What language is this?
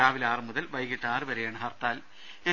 Malayalam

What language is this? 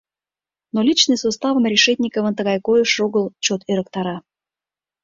Mari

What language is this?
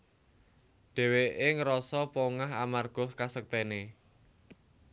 Javanese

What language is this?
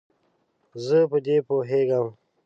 Pashto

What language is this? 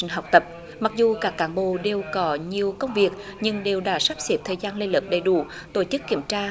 Vietnamese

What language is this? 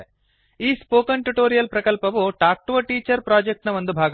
Kannada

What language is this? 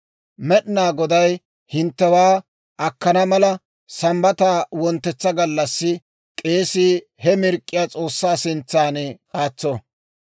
Dawro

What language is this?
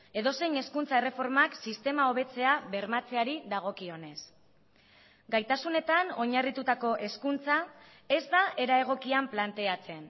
Basque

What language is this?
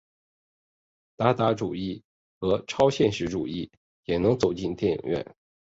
Chinese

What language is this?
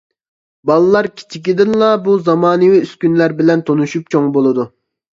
Uyghur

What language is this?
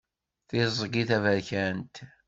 Kabyle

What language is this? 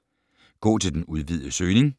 Danish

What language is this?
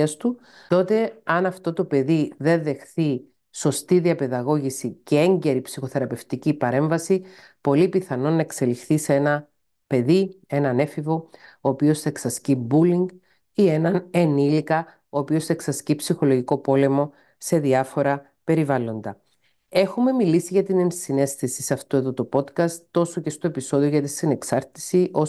Greek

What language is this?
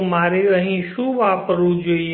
Gujarati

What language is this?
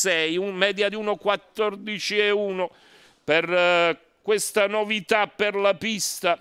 Italian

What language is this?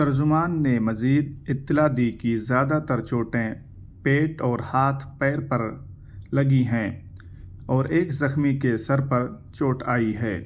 Urdu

